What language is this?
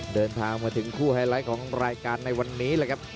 Thai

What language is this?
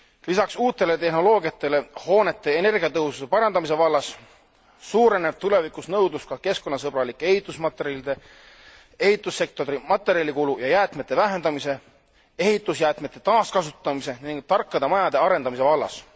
Estonian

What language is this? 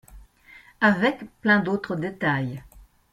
French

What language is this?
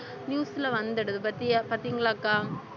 Tamil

